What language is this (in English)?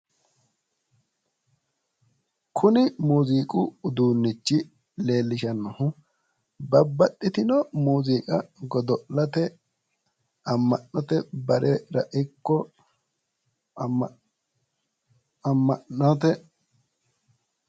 Sidamo